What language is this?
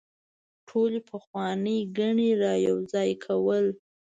Pashto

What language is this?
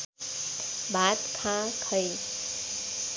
Nepali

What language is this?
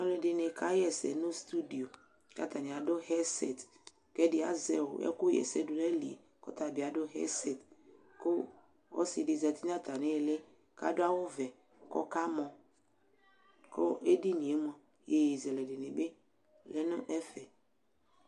Ikposo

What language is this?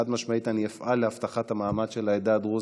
Hebrew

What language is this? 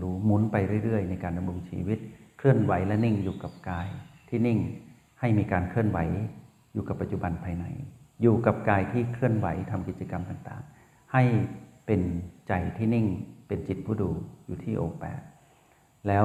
Thai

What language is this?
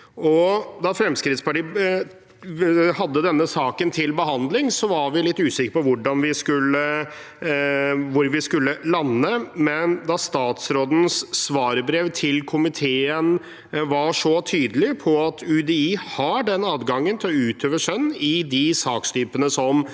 Norwegian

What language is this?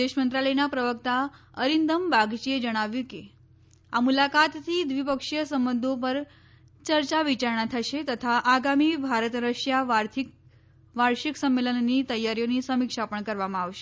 Gujarati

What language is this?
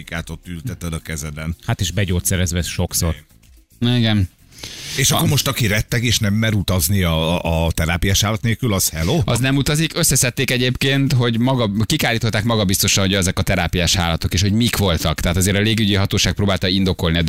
Hungarian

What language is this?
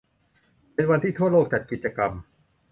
Thai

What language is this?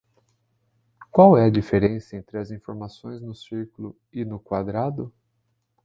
Portuguese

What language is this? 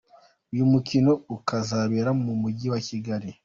Kinyarwanda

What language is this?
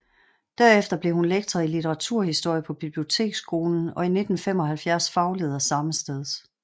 Danish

